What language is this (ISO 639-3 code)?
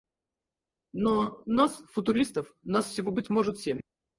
rus